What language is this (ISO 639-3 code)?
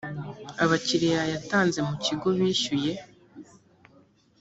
kin